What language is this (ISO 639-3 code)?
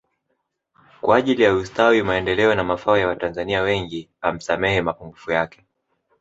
swa